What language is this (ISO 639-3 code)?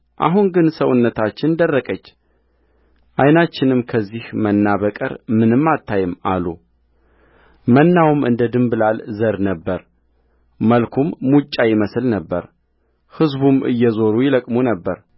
amh